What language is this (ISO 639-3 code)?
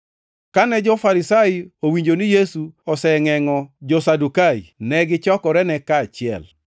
luo